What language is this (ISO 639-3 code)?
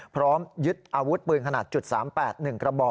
tha